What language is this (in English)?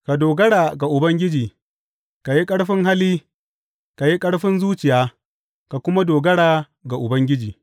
Hausa